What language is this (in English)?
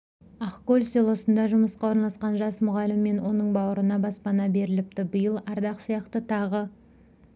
Kazakh